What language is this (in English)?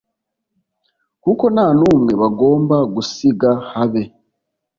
Kinyarwanda